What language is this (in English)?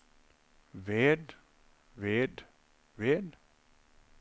Norwegian